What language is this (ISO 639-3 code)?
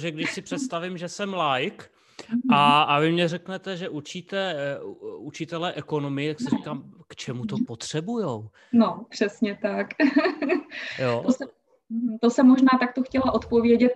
ces